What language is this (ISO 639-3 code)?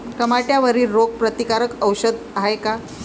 mar